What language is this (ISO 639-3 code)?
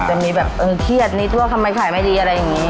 tha